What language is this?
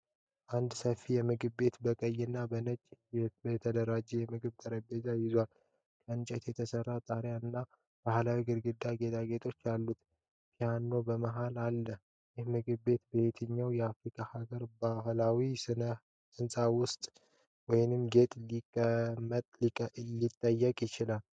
Amharic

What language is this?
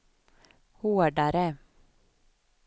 Swedish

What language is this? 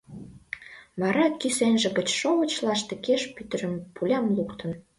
Mari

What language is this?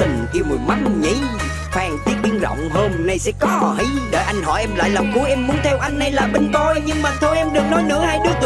Vietnamese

